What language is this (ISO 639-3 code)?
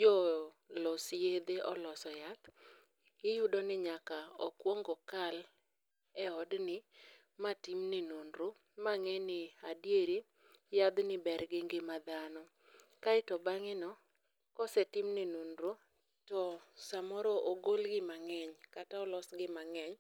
luo